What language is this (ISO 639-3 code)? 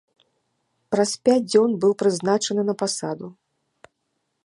bel